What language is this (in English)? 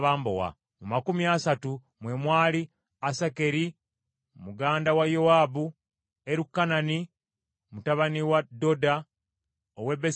Ganda